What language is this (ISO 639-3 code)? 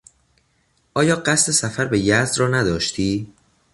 fas